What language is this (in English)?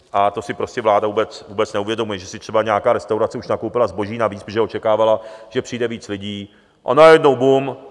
Czech